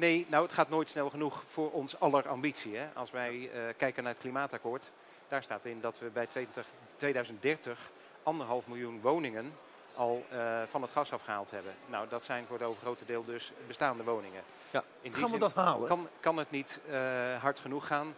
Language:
Dutch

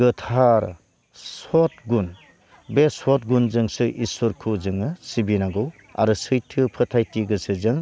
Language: Bodo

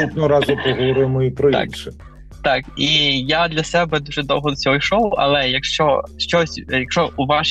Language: Ukrainian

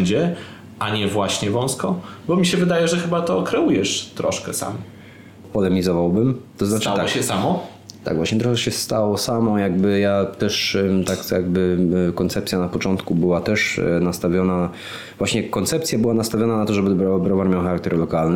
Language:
Polish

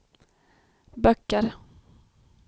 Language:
Swedish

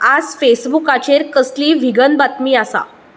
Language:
Konkani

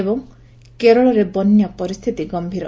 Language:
Odia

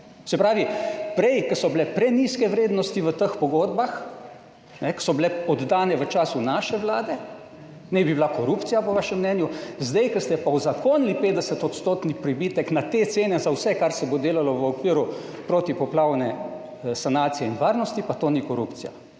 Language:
Slovenian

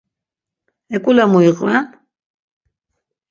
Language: Laz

